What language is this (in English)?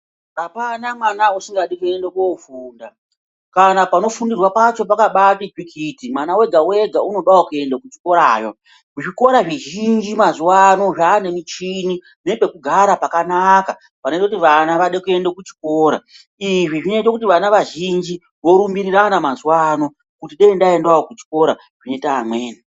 Ndau